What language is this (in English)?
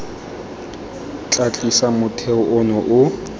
Tswana